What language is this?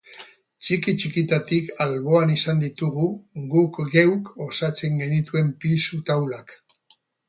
Basque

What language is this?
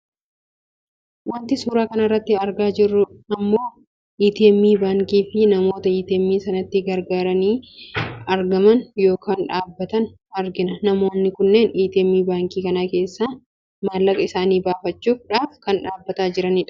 Oromo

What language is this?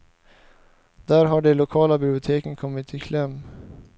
Swedish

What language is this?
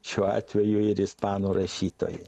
Lithuanian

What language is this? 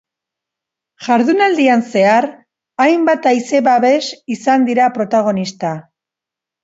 Basque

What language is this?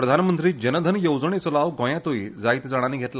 Konkani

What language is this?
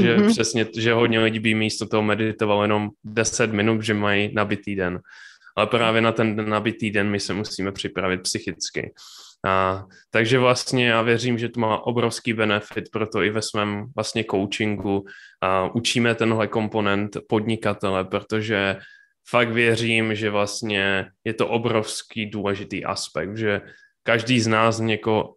Czech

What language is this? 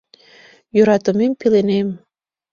Mari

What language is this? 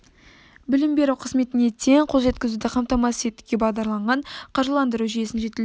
Kazakh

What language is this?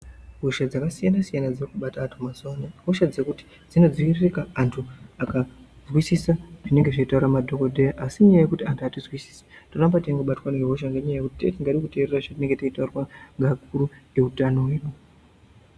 Ndau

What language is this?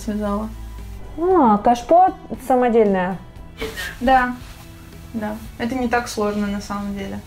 Russian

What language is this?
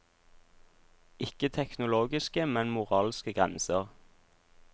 Norwegian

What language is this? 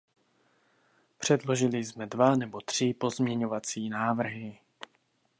Czech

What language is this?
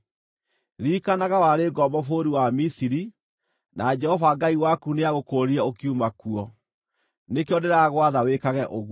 Kikuyu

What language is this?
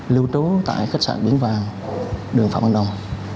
Vietnamese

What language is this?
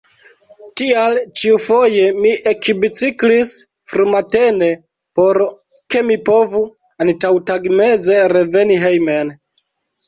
Esperanto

